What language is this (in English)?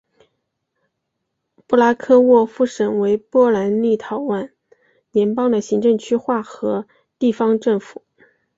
Chinese